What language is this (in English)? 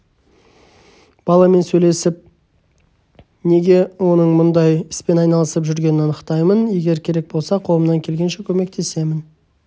Kazakh